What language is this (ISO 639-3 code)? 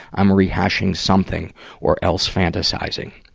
eng